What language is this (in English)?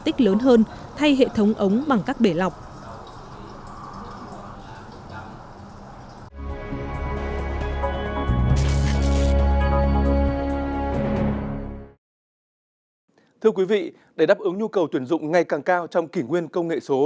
Vietnamese